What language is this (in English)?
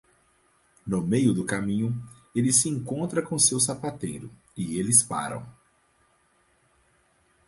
Portuguese